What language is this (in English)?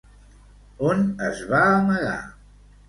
Catalan